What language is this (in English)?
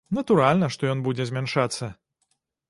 Belarusian